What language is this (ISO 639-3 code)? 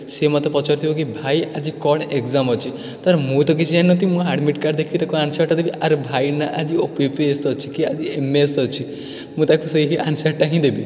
ori